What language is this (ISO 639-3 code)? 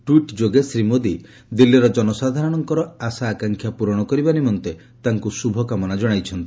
ori